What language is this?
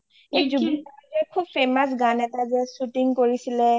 Assamese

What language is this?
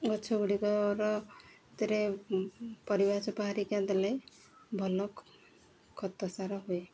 Odia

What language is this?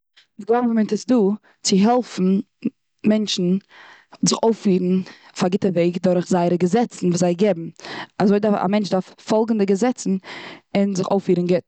Yiddish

